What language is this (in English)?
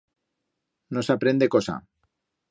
Aragonese